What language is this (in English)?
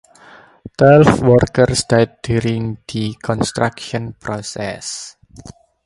English